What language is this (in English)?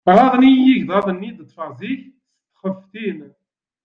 Kabyle